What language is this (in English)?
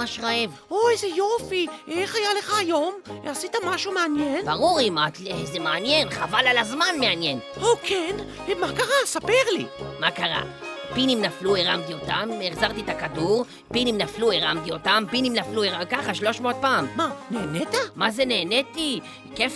Hebrew